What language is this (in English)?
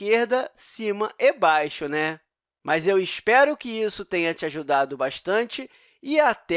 Portuguese